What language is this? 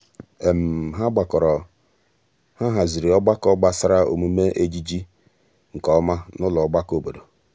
Igbo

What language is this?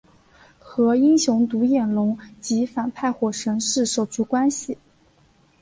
Chinese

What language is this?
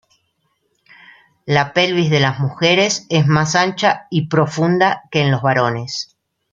Spanish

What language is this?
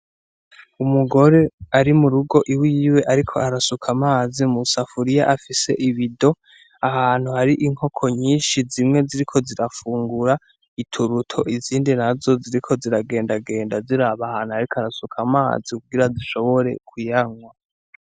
Rundi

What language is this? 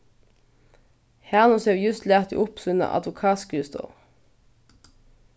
Faroese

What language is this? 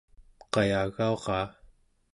Central Yupik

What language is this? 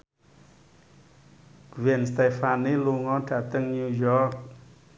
Javanese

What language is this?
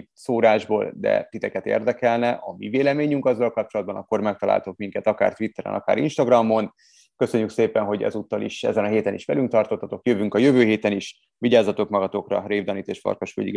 Hungarian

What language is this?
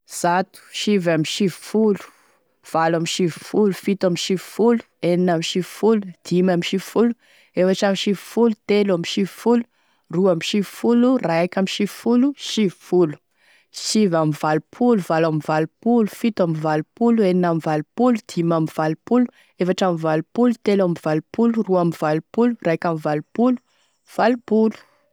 Tesaka Malagasy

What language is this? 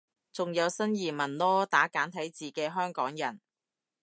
Cantonese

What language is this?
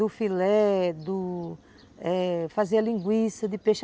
Portuguese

